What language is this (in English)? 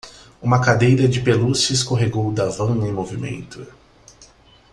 Portuguese